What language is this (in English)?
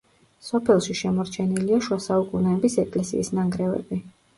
Georgian